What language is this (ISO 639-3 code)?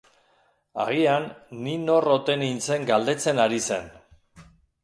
eus